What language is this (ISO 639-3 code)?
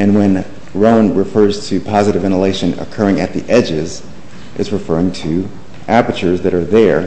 eng